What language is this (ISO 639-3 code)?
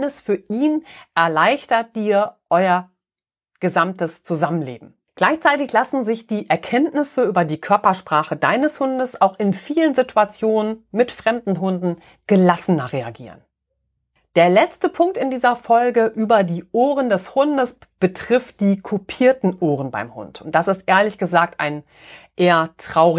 deu